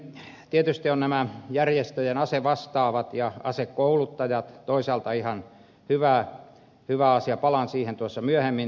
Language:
Finnish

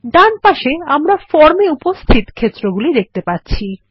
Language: Bangla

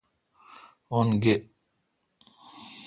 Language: Kalkoti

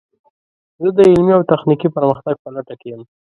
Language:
Pashto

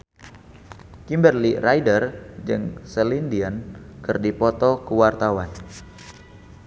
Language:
Sundanese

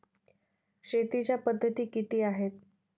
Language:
Marathi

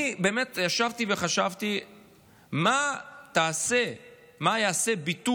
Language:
Hebrew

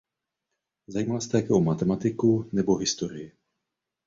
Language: Czech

